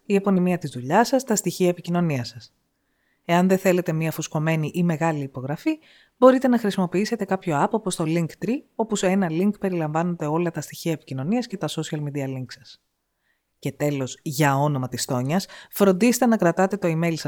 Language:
Greek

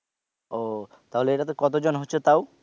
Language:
Bangla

